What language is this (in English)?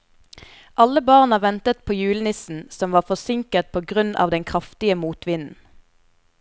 Norwegian